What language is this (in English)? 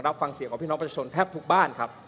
Thai